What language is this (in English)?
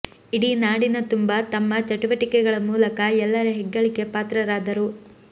Kannada